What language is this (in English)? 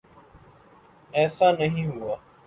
Urdu